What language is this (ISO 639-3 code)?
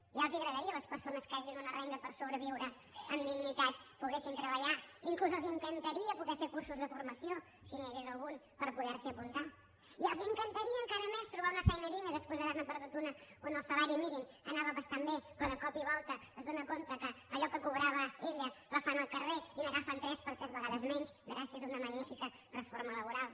cat